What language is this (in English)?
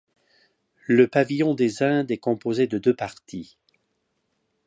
French